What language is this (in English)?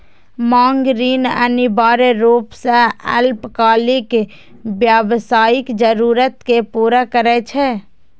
Maithili